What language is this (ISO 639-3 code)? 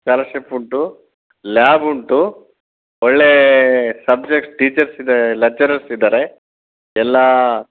kan